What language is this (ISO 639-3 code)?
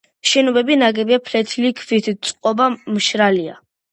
kat